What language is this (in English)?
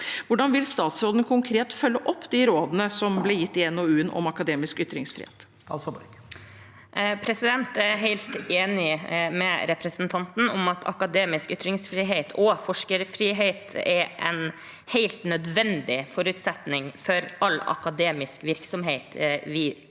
Norwegian